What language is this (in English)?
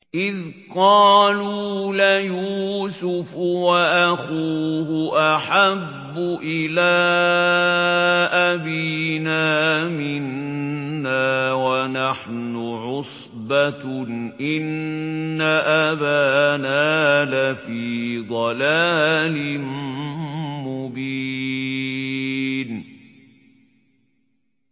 Arabic